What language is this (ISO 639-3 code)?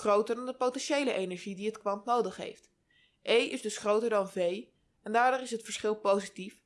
nld